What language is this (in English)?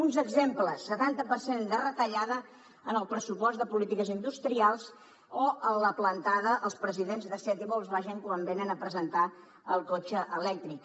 Catalan